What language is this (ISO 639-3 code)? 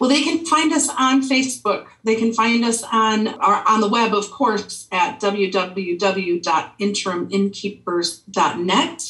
eng